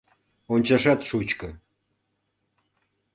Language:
Mari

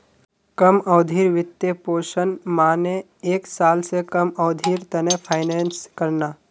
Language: Magahi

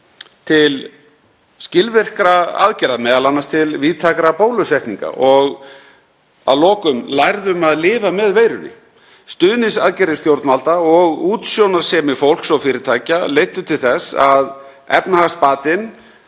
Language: Icelandic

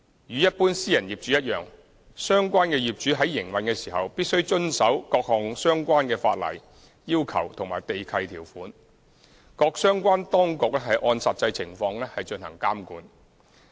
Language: Cantonese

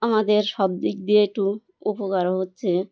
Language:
Bangla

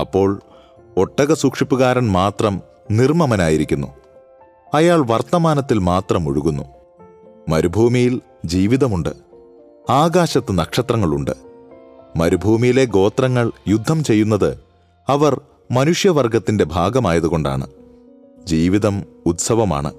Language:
Malayalam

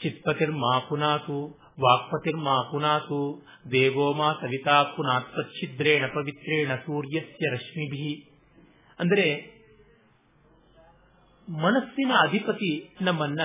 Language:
Kannada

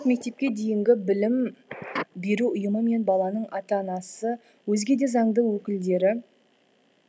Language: Kazakh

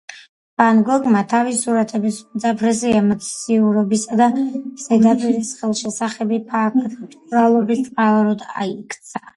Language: Georgian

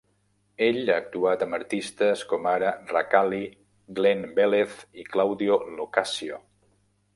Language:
Catalan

